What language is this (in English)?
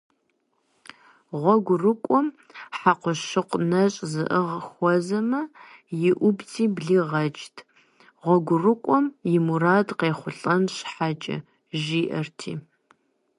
Kabardian